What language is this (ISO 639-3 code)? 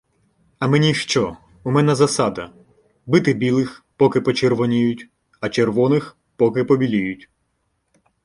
ukr